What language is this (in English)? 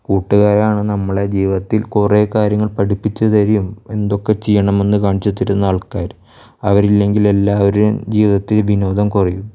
Malayalam